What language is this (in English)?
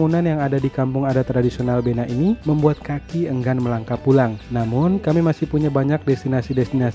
Indonesian